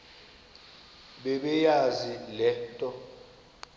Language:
Xhosa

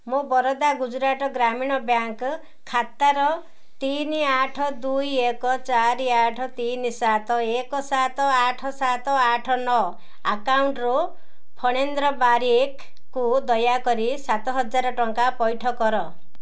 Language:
Odia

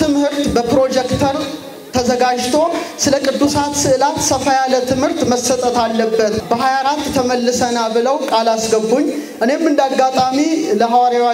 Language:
Arabic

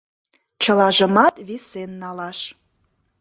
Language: Mari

